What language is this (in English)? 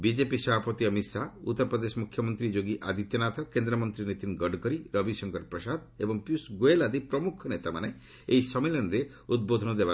Odia